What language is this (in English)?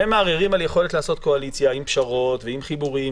Hebrew